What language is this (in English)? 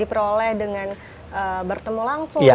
Indonesian